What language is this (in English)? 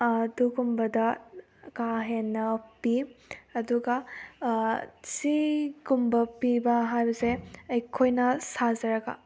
Manipuri